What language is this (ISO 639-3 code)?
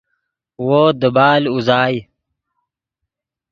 ydg